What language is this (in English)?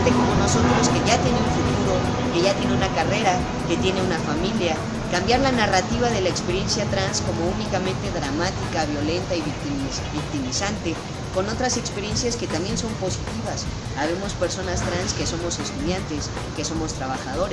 Spanish